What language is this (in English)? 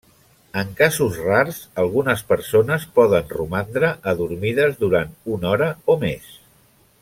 Catalan